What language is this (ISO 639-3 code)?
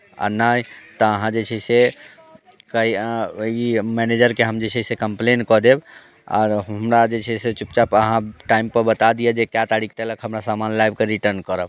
mai